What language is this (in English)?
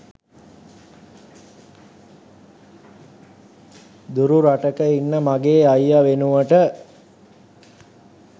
Sinhala